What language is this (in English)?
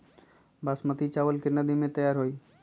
Magahi